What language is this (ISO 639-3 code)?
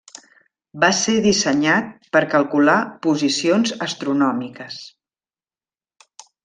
cat